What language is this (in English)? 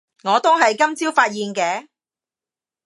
Cantonese